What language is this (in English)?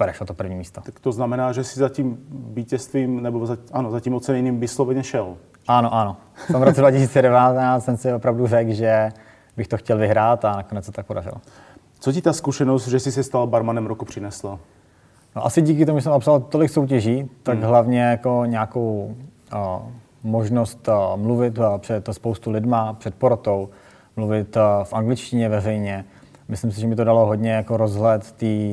Czech